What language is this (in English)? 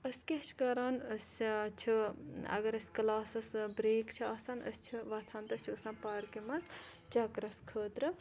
Kashmiri